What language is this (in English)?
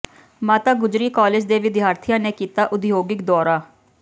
Punjabi